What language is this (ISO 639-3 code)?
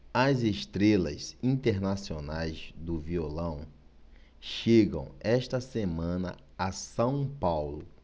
por